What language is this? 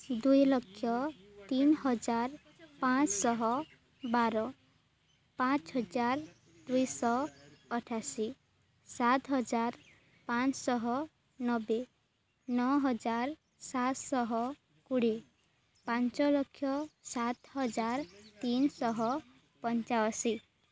Odia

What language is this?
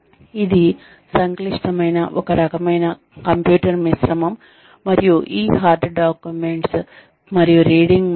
Telugu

